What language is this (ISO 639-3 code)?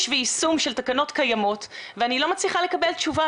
heb